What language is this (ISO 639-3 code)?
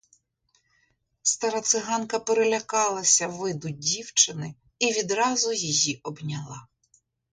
ukr